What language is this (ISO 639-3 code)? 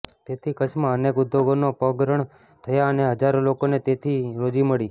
guj